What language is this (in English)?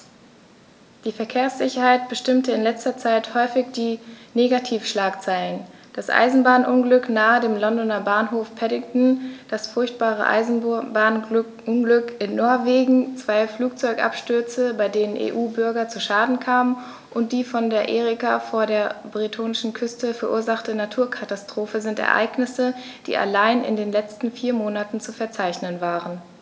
German